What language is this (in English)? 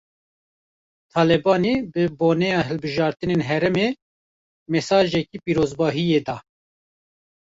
Kurdish